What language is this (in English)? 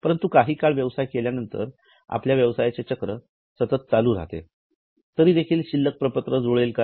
Marathi